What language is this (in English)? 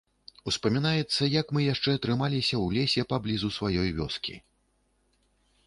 Belarusian